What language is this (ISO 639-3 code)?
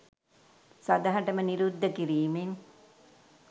sin